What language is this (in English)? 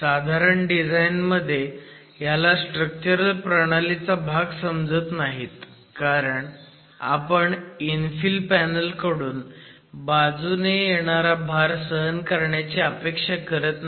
Marathi